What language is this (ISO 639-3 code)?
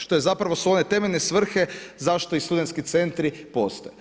hrv